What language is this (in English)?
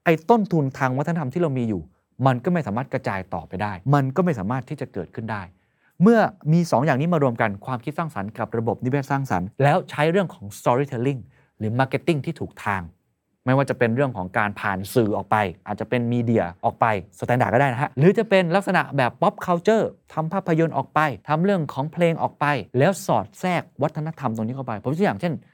Thai